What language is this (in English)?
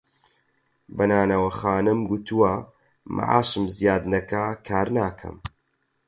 Central Kurdish